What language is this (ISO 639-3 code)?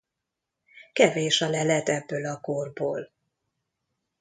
hun